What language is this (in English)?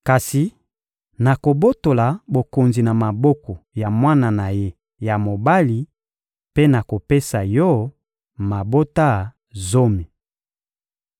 Lingala